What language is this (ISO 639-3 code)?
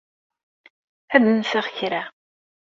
kab